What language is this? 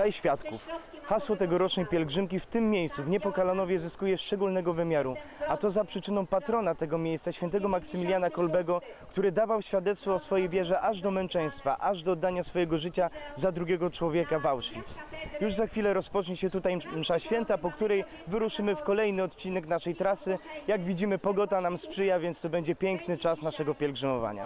Polish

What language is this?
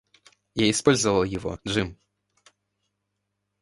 Russian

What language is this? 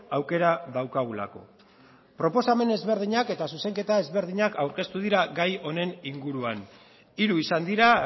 Basque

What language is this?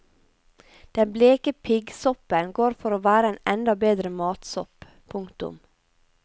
Norwegian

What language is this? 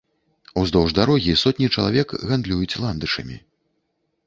Belarusian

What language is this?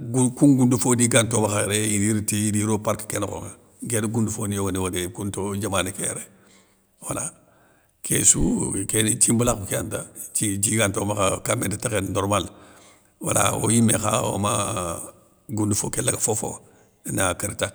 Soninke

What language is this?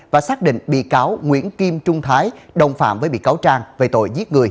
Vietnamese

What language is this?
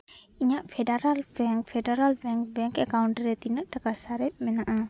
Santali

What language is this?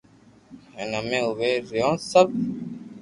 Loarki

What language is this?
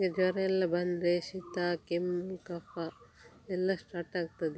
Kannada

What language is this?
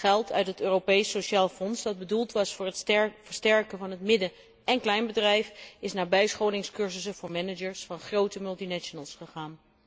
Dutch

